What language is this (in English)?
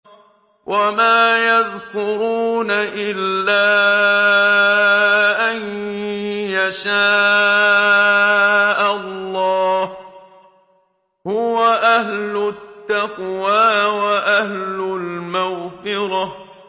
Arabic